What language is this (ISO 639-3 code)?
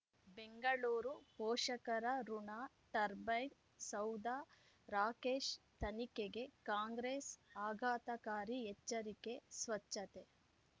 kan